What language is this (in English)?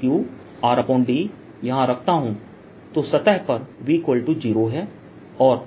Hindi